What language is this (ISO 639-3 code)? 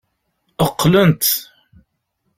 kab